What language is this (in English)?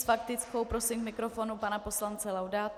Czech